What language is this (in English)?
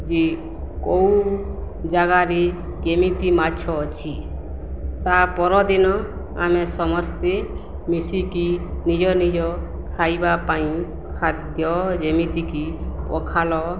Odia